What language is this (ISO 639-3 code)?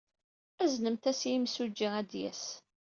kab